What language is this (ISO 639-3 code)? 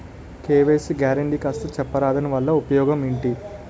tel